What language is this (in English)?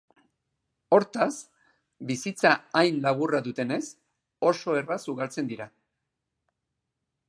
Basque